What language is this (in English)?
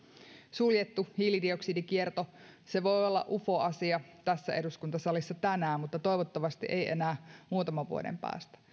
Finnish